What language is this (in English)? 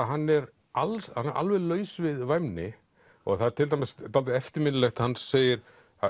Icelandic